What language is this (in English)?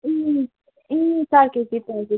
Nepali